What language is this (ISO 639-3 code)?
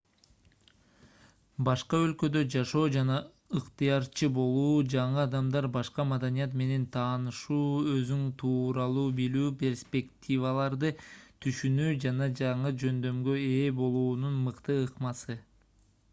kir